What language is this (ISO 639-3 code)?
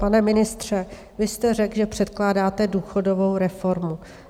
ces